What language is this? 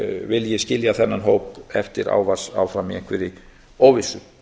Icelandic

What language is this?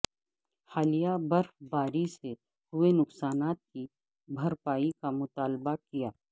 Urdu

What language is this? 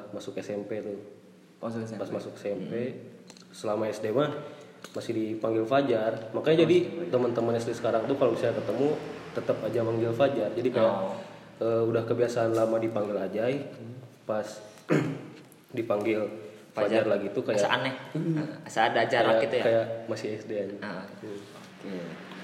Indonesian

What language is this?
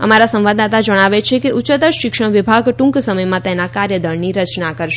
Gujarati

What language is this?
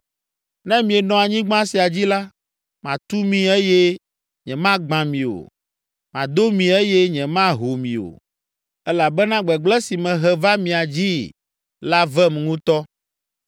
Ewe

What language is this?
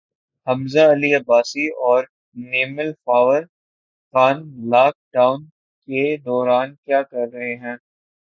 Urdu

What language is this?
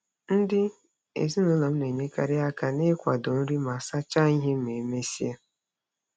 Igbo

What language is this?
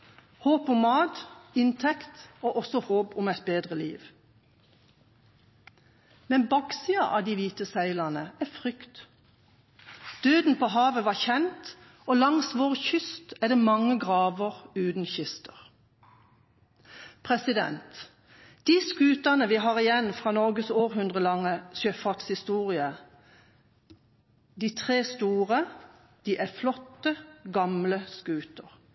Norwegian Bokmål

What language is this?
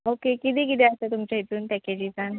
Konkani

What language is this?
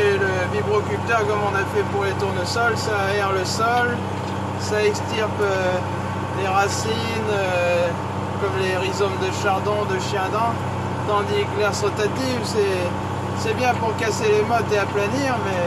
French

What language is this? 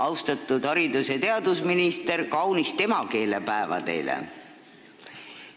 Estonian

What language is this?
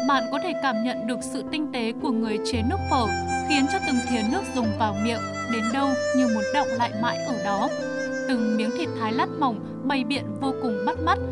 Vietnamese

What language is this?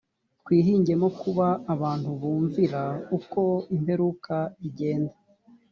Kinyarwanda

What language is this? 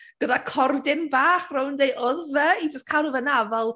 Welsh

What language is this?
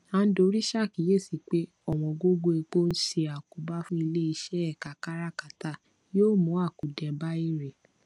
Yoruba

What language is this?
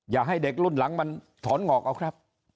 Thai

